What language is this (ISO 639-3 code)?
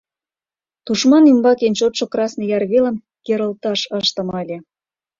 chm